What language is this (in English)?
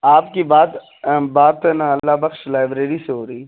Urdu